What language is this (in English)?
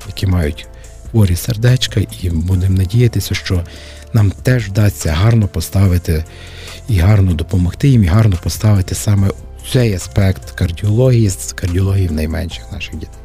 Ukrainian